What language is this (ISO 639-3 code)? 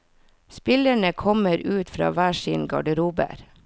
nor